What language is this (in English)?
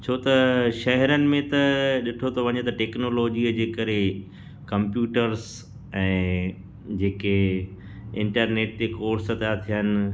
Sindhi